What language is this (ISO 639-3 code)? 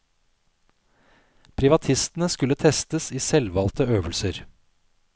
nor